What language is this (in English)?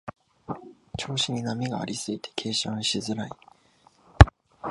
Japanese